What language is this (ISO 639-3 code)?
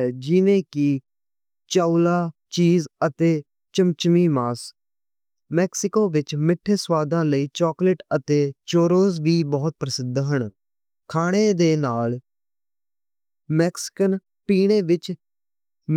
lah